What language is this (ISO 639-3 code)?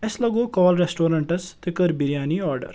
kas